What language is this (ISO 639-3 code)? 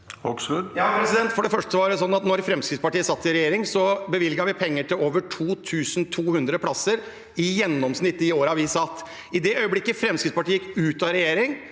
nor